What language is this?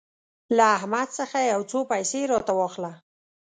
Pashto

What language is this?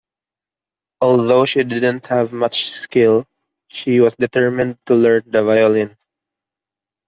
English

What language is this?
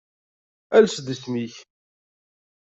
Kabyle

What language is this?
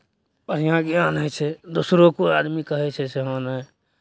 Maithili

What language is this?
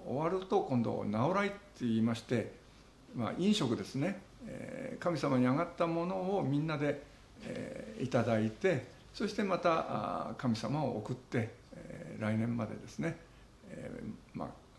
Japanese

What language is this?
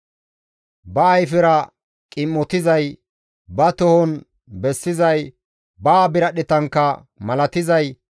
Gamo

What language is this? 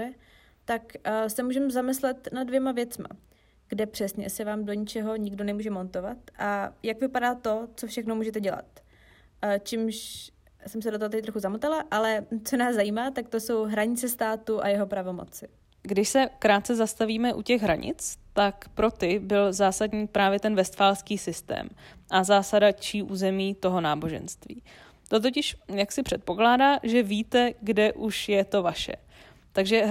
Czech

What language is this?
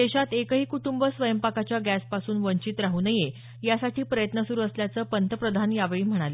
Marathi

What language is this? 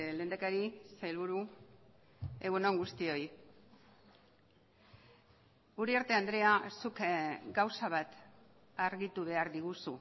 Basque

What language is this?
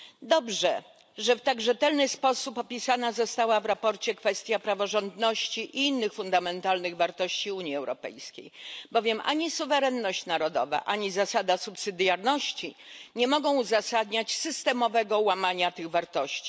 Polish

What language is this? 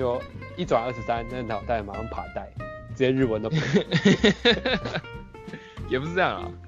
Chinese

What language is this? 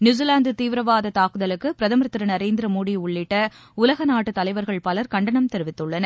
Tamil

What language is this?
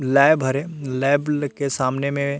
Chhattisgarhi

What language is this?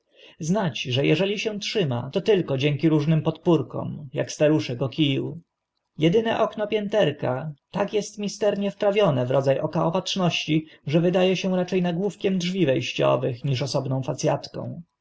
Polish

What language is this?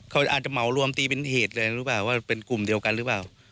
Thai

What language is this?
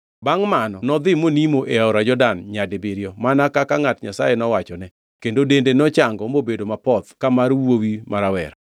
Luo (Kenya and Tanzania)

